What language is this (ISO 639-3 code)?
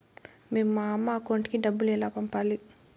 tel